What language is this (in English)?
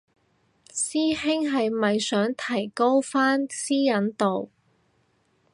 Cantonese